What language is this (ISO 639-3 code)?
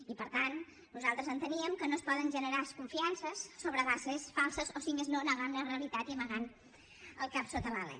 cat